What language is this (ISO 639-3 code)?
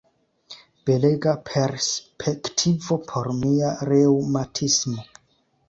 epo